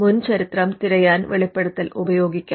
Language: Malayalam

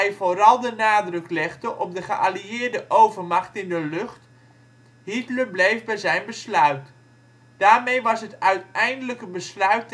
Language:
Dutch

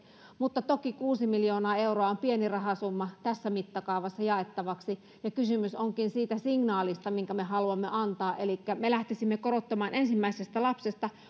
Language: Finnish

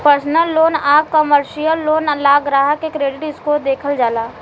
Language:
Bhojpuri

